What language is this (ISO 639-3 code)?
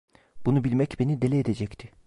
tur